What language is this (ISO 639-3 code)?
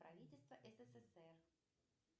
rus